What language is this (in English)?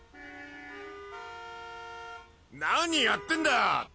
Japanese